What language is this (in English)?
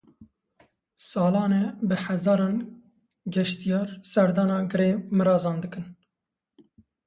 Kurdish